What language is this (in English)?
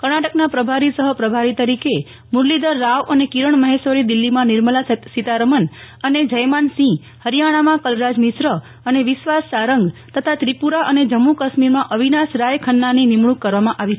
Gujarati